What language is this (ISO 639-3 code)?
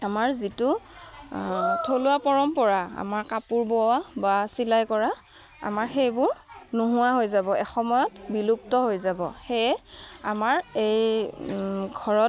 asm